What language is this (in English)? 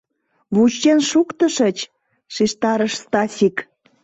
Mari